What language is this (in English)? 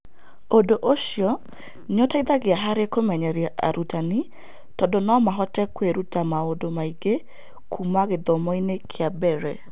Kikuyu